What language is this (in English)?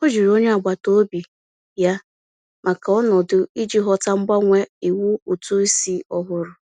Igbo